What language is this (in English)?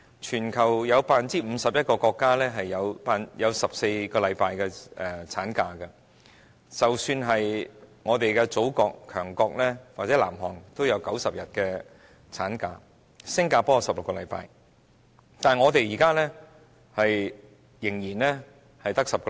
Cantonese